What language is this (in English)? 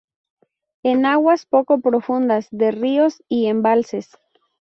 Spanish